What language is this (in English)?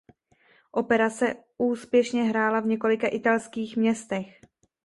Czech